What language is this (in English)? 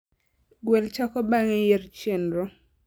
Luo (Kenya and Tanzania)